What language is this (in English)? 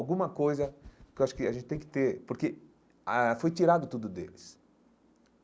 Portuguese